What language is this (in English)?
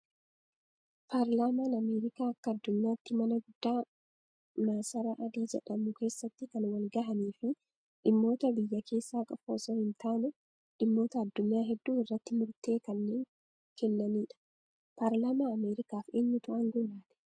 Oromo